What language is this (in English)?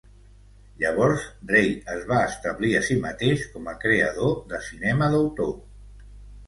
Catalan